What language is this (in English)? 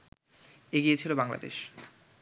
Bangla